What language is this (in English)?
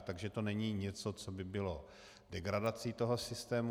Czech